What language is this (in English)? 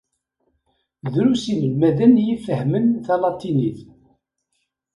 Kabyle